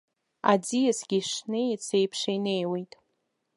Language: Abkhazian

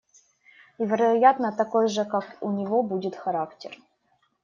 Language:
Russian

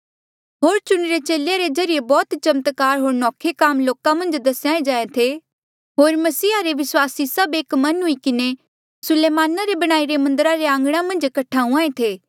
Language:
Mandeali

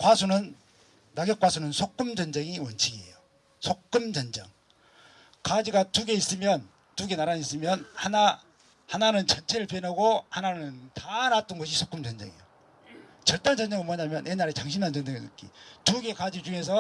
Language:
Korean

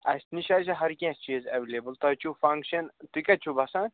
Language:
Kashmiri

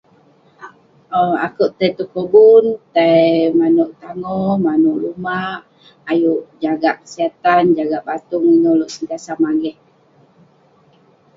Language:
Western Penan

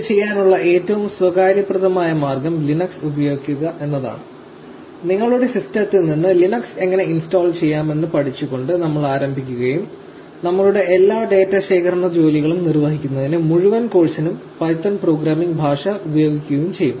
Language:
Malayalam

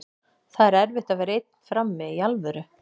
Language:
Icelandic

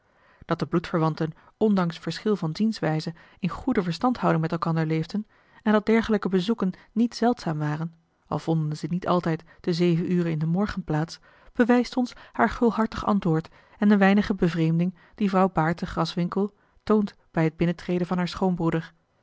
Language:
Dutch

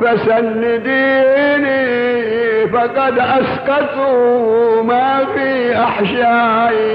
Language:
Arabic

